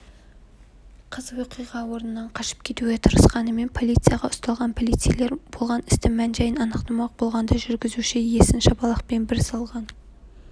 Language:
Kazakh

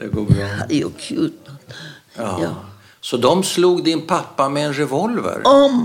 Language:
Swedish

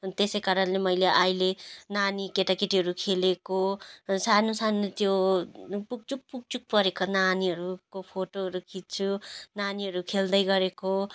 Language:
Nepali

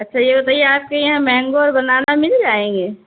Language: Urdu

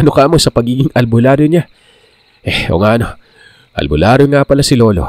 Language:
Filipino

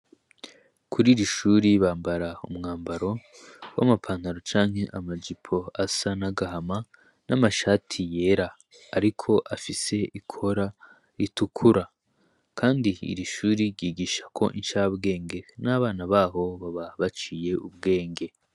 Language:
Rundi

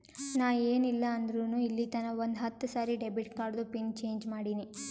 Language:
Kannada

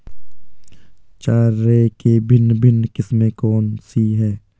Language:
Hindi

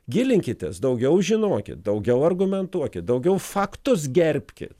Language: Lithuanian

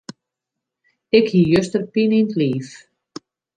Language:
Western Frisian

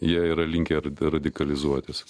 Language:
Lithuanian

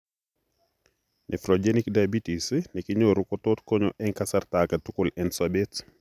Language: Kalenjin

